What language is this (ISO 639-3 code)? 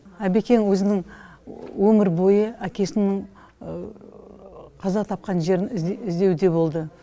kaz